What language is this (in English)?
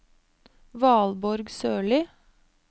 Norwegian